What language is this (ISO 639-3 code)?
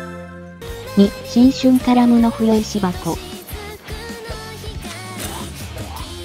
jpn